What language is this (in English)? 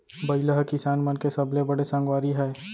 Chhattisgarhi